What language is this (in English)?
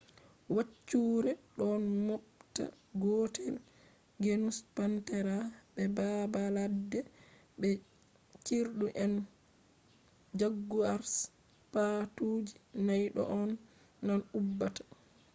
Fula